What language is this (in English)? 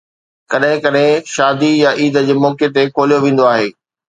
Sindhi